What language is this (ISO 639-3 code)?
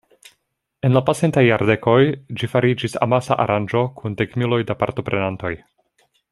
epo